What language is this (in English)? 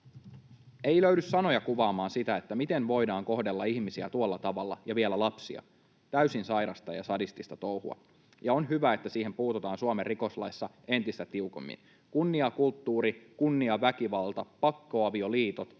Finnish